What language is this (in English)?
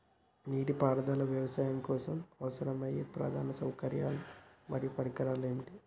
Telugu